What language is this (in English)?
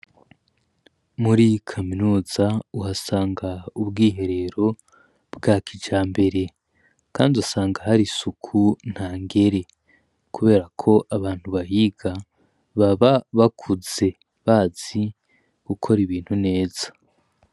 Rundi